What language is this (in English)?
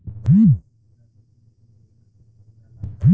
Bhojpuri